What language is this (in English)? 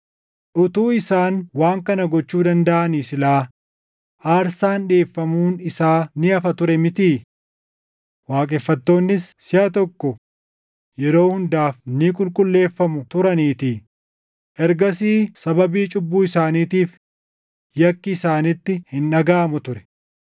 Oromo